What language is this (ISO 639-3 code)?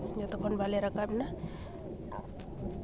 sat